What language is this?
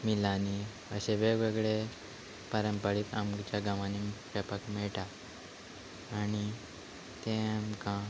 Konkani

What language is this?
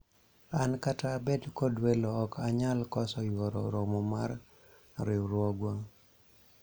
Luo (Kenya and Tanzania)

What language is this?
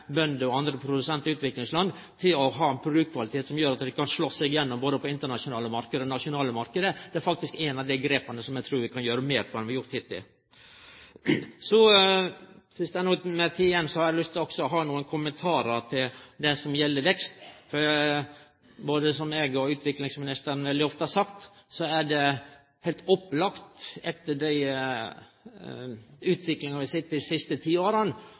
Norwegian Nynorsk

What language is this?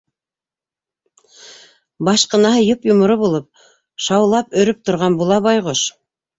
Bashkir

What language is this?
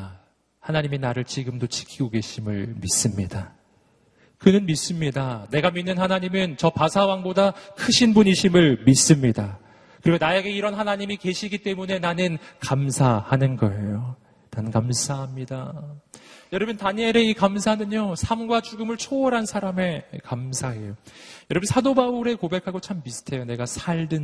Korean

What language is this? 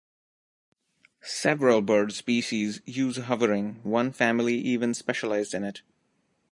English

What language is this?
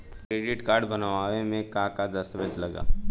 Bhojpuri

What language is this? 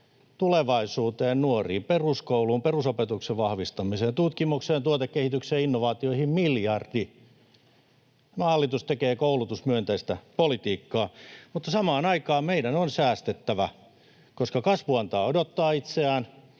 Finnish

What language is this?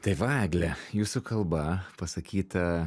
Lithuanian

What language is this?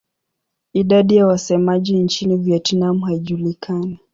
Swahili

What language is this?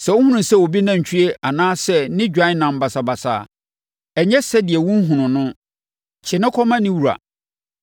Akan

